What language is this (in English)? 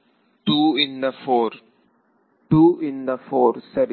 Kannada